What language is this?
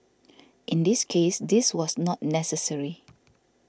English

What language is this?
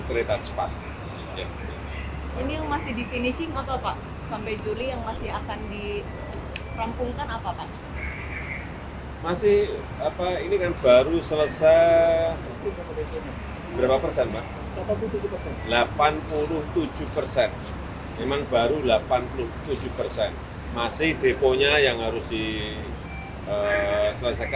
Indonesian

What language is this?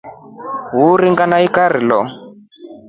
Rombo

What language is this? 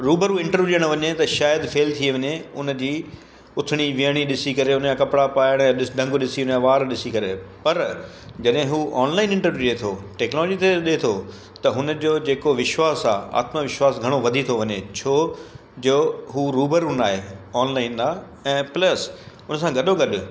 Sindhi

